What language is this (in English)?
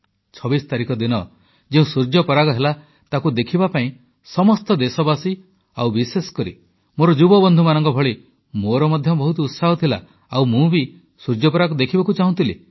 Odia